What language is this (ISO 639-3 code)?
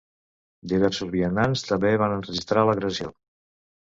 cat